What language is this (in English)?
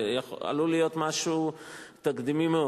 Hebrew